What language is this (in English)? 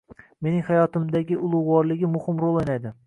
Uzbek